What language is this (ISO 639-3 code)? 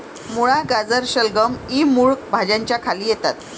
mar